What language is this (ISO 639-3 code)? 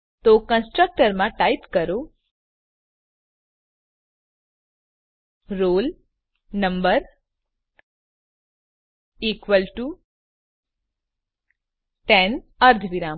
guj